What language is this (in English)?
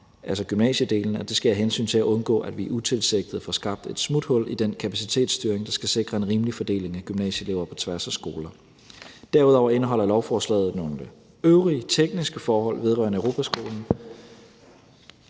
Danish